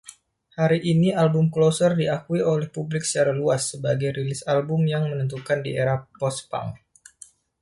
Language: Indonesian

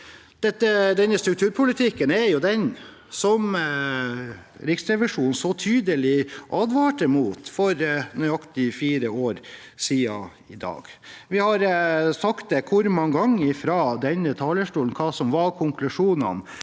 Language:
Norwegian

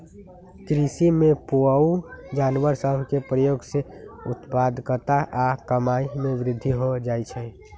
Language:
Magahi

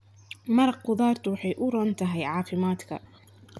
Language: Somali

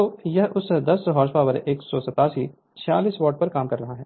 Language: Hindi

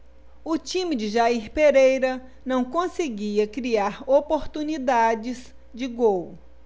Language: Portuguese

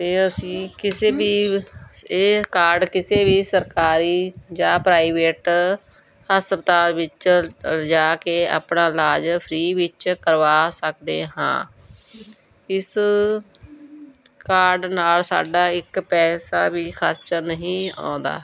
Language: Punjabi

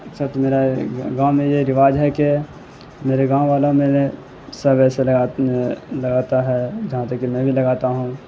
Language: Urdu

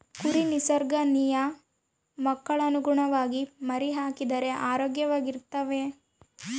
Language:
Kannada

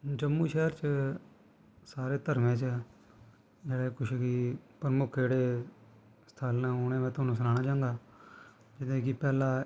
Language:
Dogri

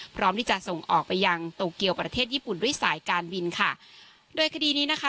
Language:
Thai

